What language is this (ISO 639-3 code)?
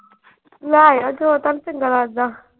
pan